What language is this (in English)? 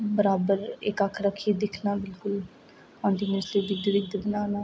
Dogri